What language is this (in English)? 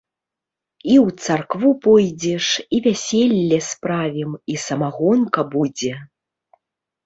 Belarusian